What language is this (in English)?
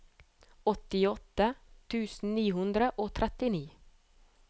Norwegian